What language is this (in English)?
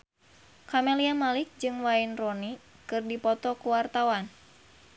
Sundanese